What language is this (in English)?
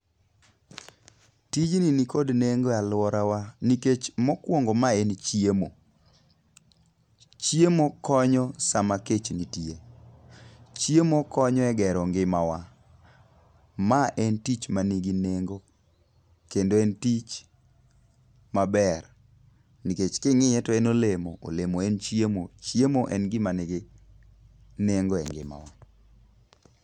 Luo (Kenya and Tanzania)